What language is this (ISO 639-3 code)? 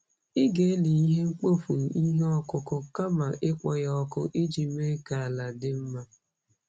ibo